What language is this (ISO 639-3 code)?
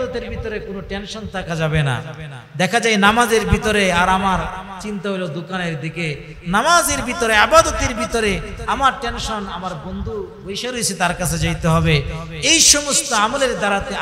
ben